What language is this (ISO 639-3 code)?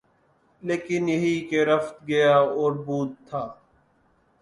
urd